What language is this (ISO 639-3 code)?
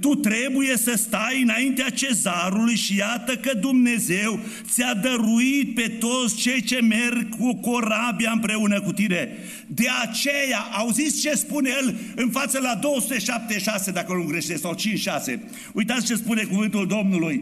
ron